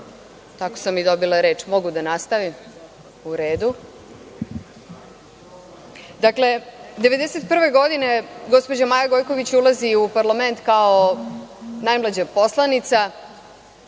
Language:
Serbian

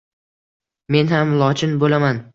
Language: Uzbek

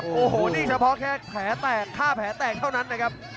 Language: Thai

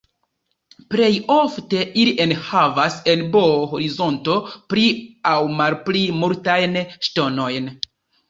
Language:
Esperanto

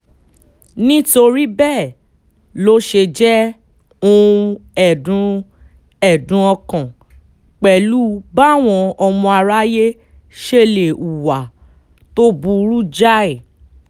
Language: Yoruba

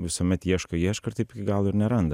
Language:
Lithuanian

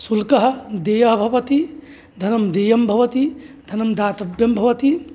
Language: Sanskrit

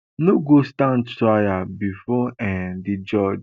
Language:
Nigerian Pidgin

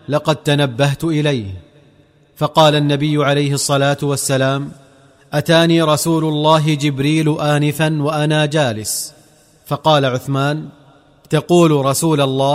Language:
Arabic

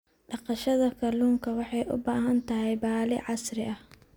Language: Somali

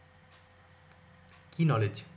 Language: Bangla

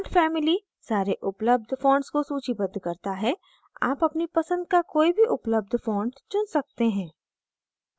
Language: Hindi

